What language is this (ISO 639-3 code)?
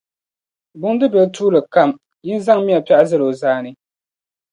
dag